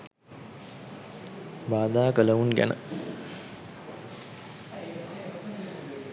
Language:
Sinhala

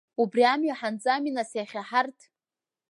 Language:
Abkhazian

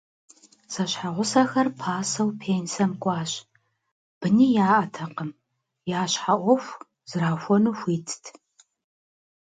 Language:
Kabardian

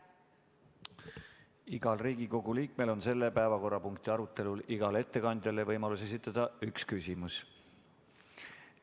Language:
Estonian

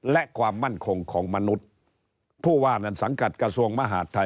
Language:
Thai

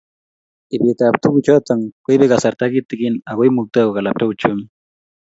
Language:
Kalenjin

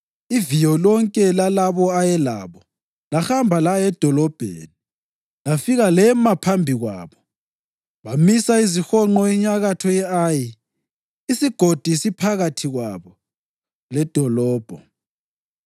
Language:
North Ndebele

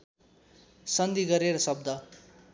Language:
Nepali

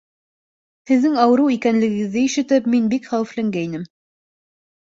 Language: Bashkir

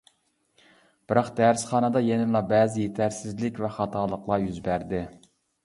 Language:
Uyghur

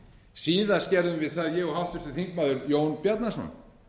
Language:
Icelandic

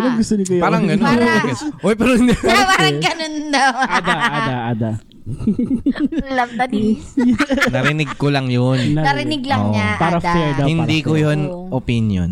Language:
Filipino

